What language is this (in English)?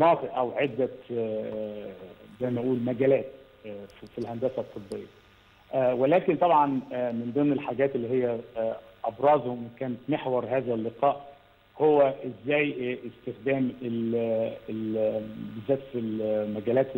Arabic